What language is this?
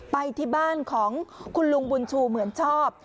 Thai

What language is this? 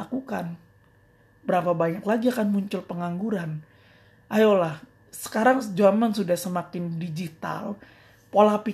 Indonesian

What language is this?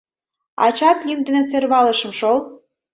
Mari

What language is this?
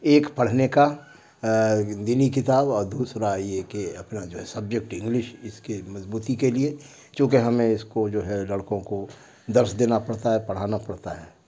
Urdu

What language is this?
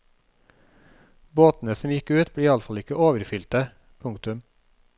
Norwegian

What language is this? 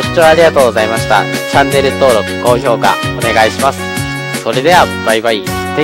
Japanese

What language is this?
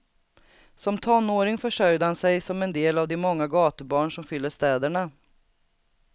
Swedish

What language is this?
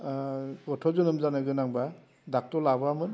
Bodo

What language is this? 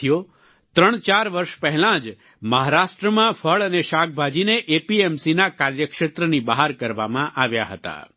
Gujarati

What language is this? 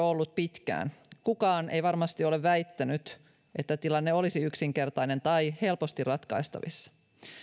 Finnish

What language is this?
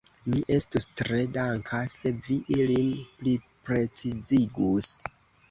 Esperanto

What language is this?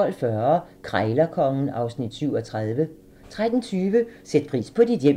Danish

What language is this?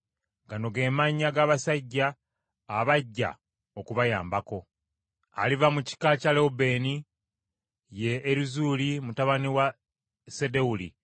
Ganda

